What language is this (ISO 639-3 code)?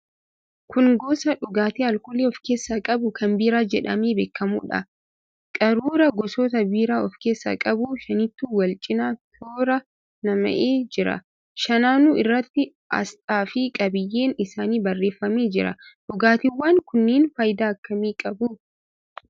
orm